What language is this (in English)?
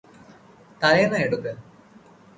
Malayalam